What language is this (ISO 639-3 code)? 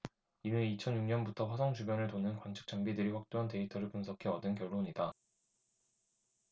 kor